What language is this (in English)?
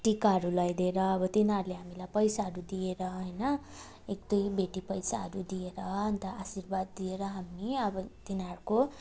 Nepali